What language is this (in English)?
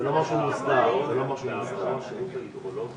Hebrew